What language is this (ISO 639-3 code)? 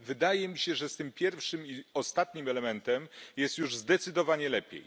pol